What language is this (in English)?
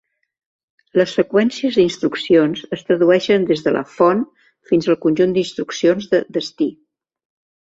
Catalan